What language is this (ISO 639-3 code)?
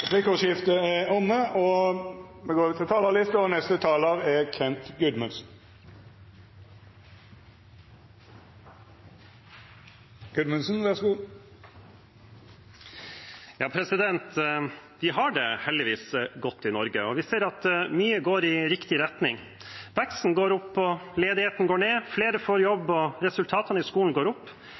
nor